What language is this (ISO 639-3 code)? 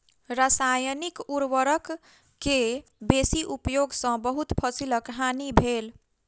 mai